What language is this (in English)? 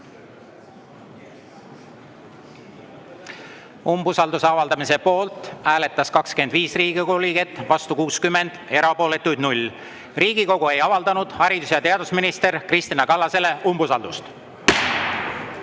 Estonian